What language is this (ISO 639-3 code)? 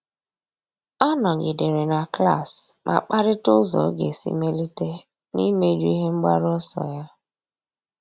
ibo